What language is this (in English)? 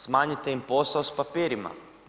Croatian